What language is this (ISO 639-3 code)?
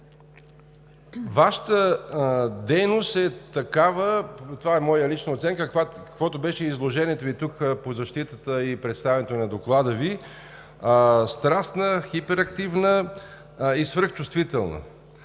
bul